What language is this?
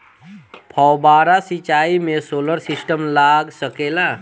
Bhojpuri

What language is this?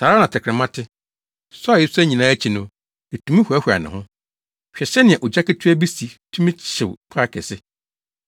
Akan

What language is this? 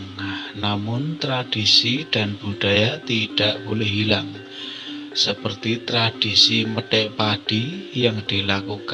Indonesian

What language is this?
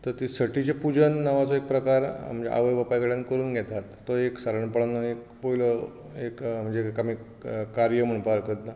Konkani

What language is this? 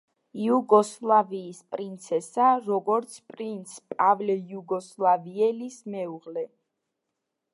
Georgian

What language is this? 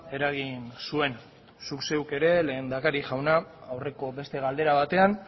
Basque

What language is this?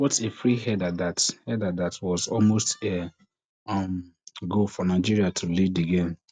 Nigerian Pidgin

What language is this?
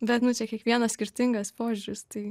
Lithuanian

